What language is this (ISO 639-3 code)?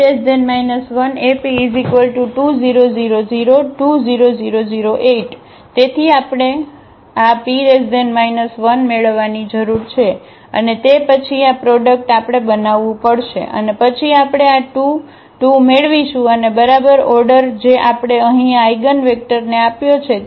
guj